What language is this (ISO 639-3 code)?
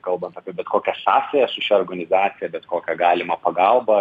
lit